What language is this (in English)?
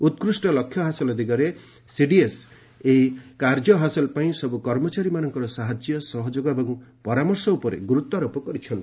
Odia